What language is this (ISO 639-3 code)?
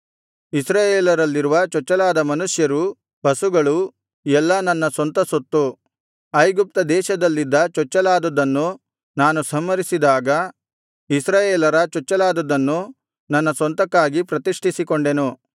kan